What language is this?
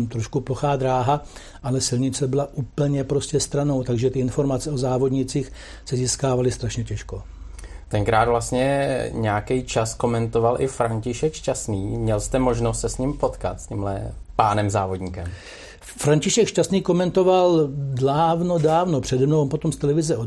Czech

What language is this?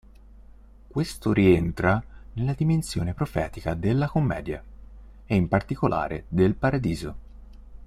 Italian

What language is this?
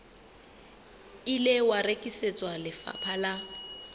Southern Sotho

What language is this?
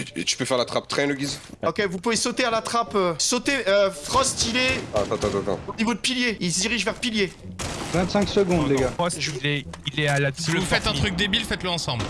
French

